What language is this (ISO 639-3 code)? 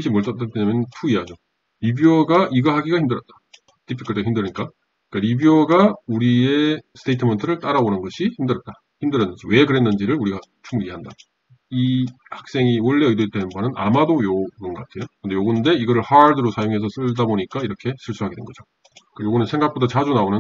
kor